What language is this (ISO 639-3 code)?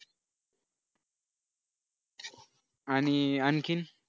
mar